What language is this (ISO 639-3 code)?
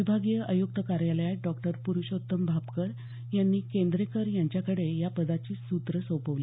mar